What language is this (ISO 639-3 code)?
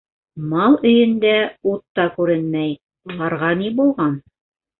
bak